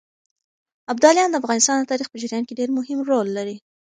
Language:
Pashto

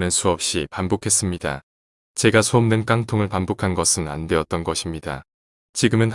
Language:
Korean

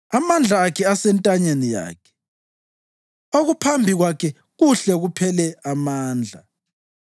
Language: North Ndebele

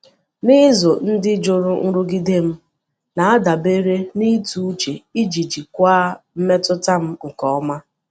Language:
Igbo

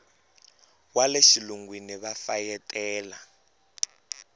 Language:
Tsonga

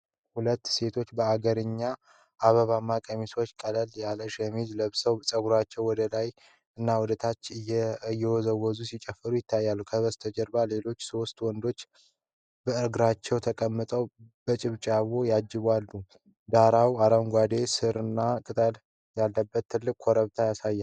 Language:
Amharic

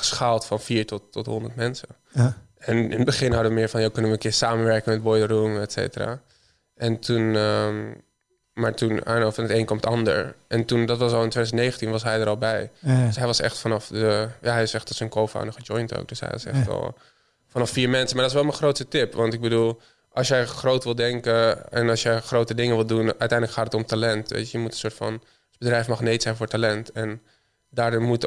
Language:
Dutch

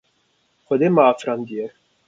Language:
Kurdish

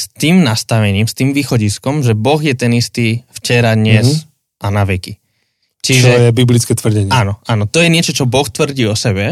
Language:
Slovak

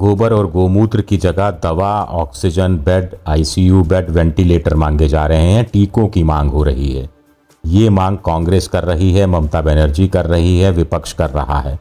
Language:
Hindi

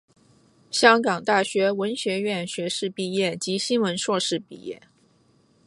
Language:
Chinese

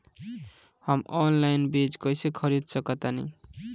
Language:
Bhojpuri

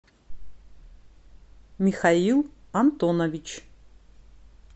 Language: Russian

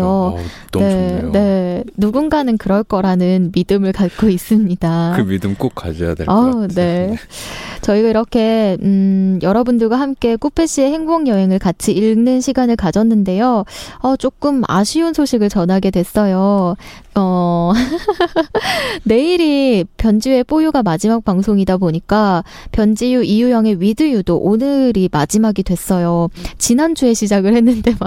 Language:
Korean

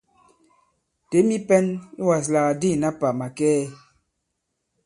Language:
Bankon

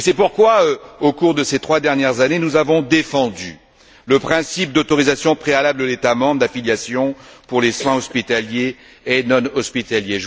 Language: French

